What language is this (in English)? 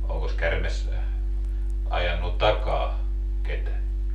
Finnish